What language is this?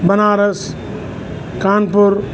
Sindhi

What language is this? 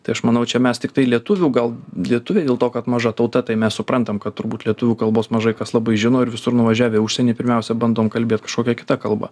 Lithuanian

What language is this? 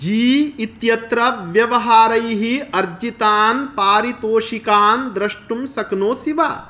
Sanskrit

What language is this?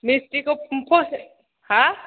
Bodo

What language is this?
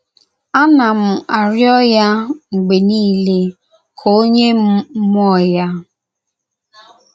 Igbo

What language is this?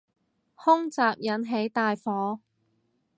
Cantonese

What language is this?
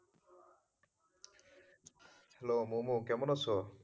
Bangla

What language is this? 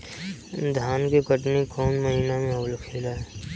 Bhojpuri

